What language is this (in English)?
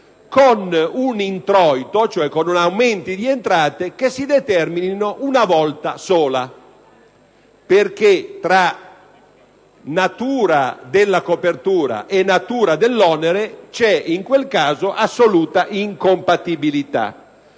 Italian